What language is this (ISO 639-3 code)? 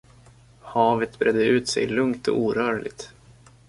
swe